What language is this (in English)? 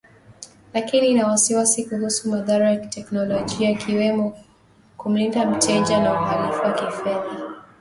Swahili